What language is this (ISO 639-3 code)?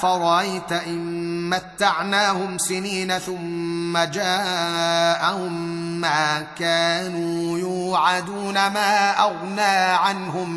ara